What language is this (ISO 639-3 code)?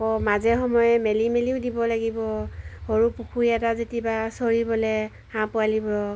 asm